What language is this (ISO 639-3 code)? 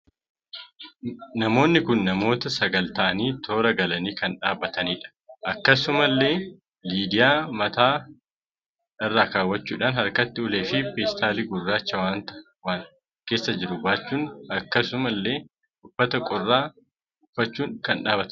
orm